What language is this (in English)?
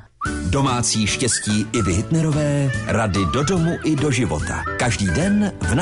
Czech